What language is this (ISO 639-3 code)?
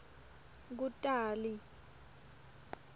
ssw